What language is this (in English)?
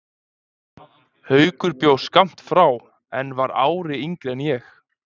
Icelandic